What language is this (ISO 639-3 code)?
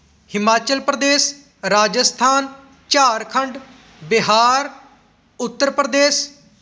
pan